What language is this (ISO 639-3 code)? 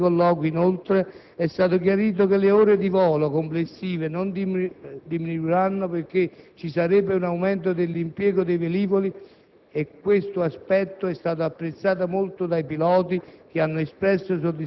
ita